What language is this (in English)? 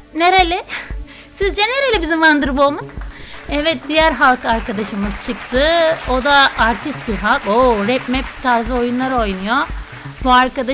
Turkish